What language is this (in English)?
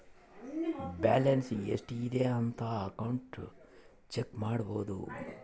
Kannada